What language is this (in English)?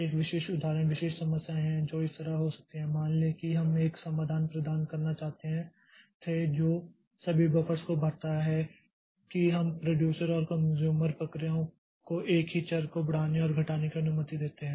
Hindi